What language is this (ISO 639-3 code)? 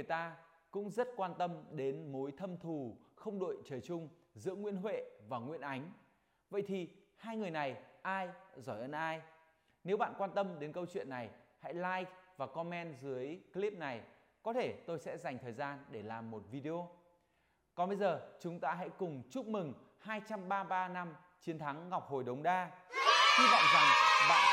vie